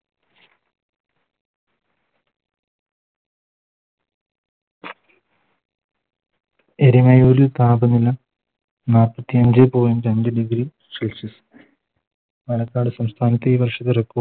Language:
Malayalam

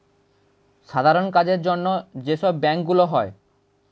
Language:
Bangla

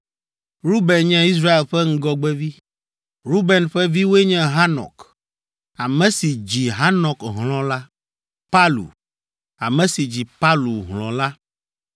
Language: Ewe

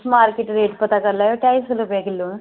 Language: Dogri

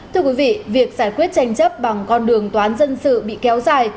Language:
Vietnamese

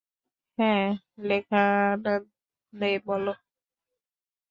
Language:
Bangla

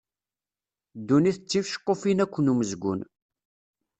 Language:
Kabyle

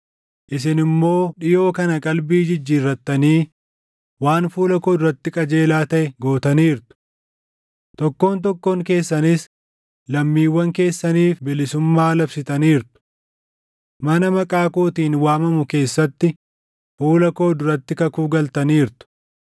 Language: Oromo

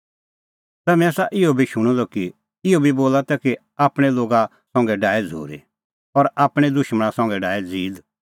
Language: Kullu Pahari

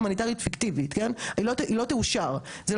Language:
Hebrew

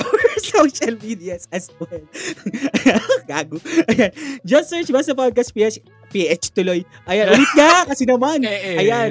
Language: Filipino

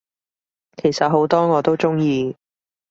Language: Cantonese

